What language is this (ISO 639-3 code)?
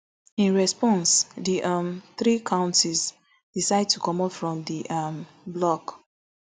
pcm